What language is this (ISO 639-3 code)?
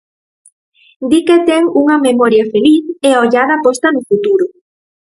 glg